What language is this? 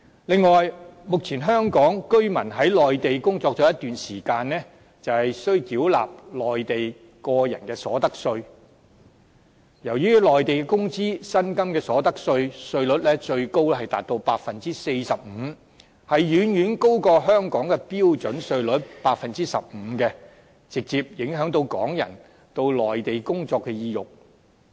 Cantonese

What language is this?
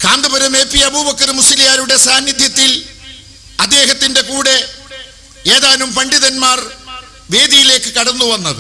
Malayalam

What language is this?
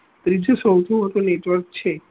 Gujarati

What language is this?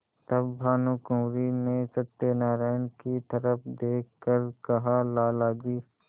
Hindi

